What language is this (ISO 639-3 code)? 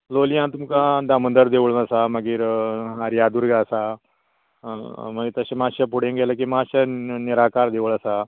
kok